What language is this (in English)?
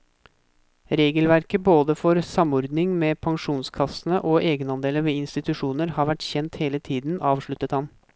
Norwegian